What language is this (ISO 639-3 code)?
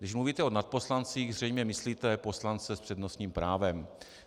ces